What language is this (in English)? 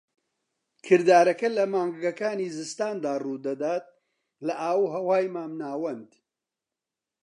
Central Kurdish